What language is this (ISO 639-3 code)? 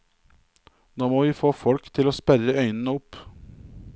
nor